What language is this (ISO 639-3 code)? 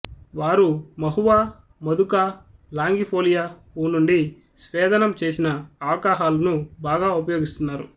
tel